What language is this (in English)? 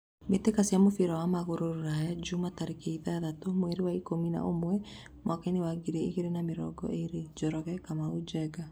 Kikuyu